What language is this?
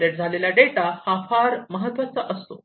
Marathi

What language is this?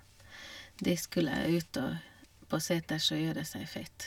Norwegian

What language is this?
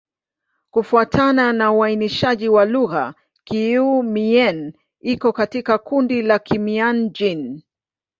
Swahili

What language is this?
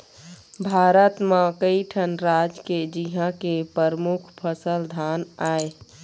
Chhattisgarhi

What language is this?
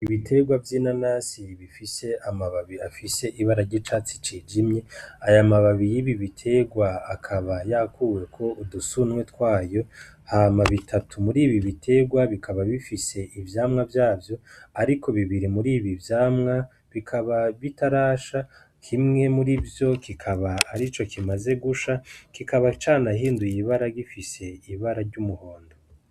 Rundi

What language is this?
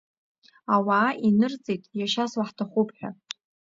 Abkhazian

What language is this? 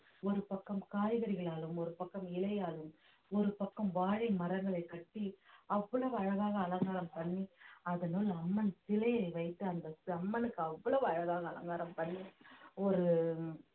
Tamil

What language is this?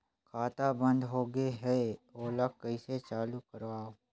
Chhattisgarhi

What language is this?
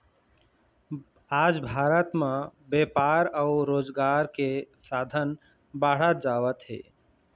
Chhattisgarhi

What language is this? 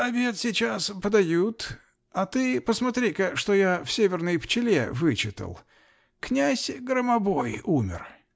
Russian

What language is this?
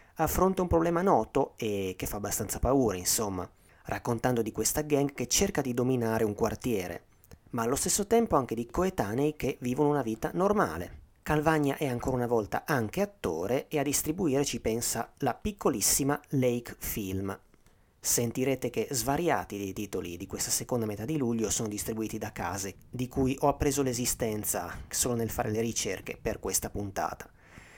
Italian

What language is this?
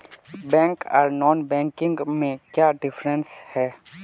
Magahi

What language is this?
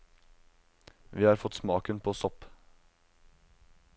Norwegian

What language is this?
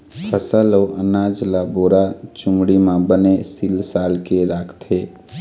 Chhattisgarhi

